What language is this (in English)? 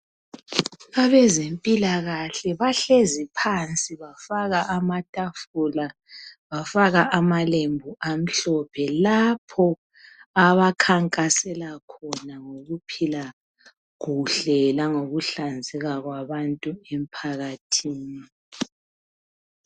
North Ndebele